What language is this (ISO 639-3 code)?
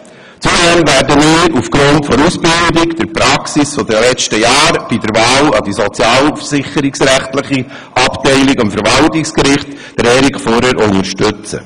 gsw